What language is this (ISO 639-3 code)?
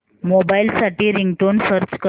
mar